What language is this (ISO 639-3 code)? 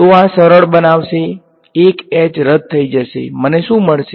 guj